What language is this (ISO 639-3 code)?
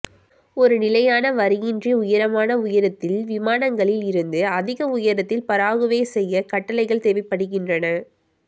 tam